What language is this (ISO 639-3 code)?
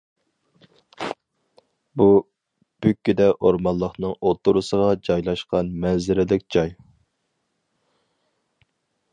uig